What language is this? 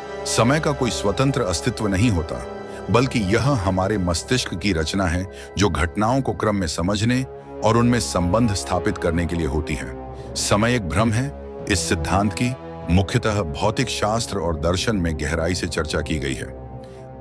Hindi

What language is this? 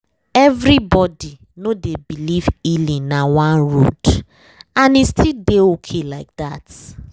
Nigerian Pidgin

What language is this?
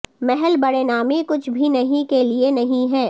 Urdu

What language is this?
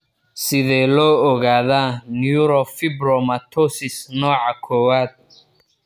Somali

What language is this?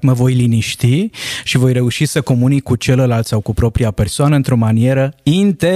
Romanian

